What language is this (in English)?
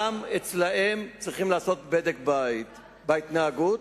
Hebrew